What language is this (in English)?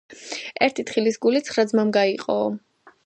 Georgian